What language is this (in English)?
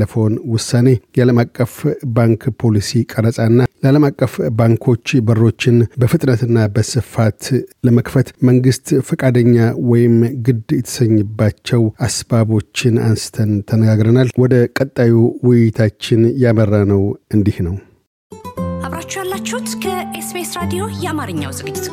Amharic